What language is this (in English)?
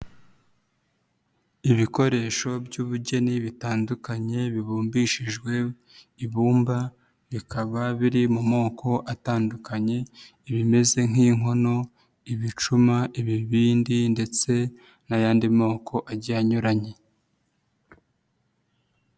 Kinyarwanda